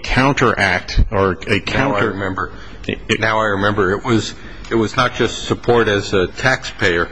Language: English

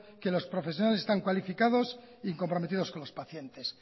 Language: Spanish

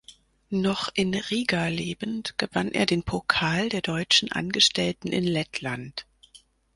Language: German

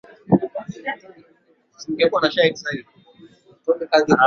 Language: Swahili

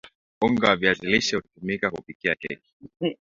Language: Swahili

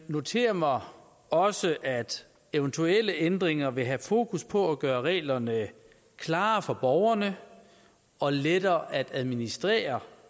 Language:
Danish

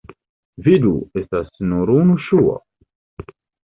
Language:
Esperanto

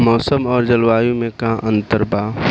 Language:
Bhojpuri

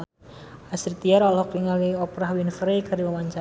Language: Sundanese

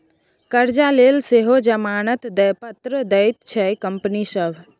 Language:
Maithili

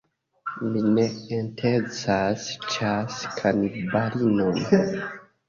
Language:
Esperanto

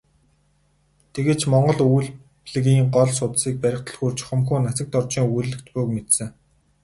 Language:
Mongolian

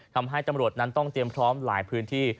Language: Thai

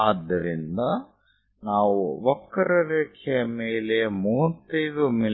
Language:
Kannada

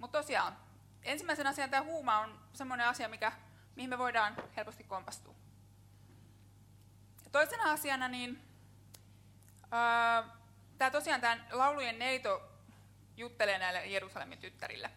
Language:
Finnish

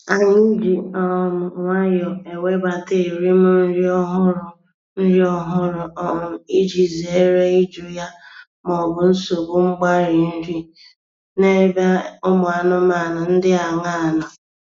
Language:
Igbo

